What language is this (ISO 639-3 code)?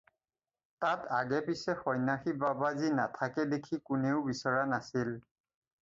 asm